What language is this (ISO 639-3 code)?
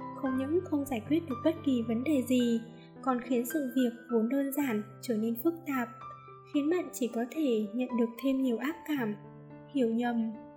vie